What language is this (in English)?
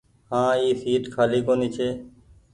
Goaria